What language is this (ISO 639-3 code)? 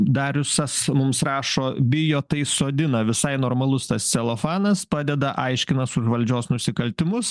lit